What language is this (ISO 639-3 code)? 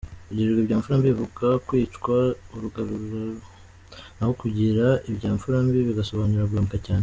kin